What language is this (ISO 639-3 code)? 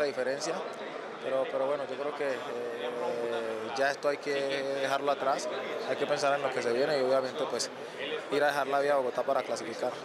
spa